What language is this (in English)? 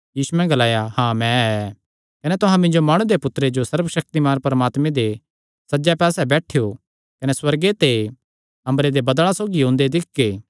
Kangri